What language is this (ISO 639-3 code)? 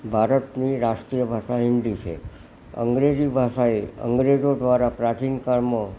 guj